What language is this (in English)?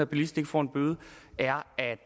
Danish